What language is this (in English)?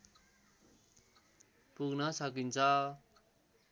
Nepali